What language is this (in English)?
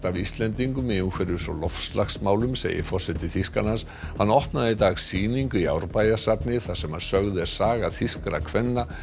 Icelandic